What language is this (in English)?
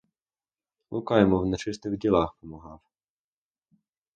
Ukrainian